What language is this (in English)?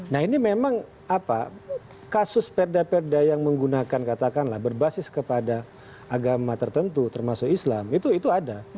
Indonesian